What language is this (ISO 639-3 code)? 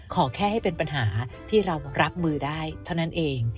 tha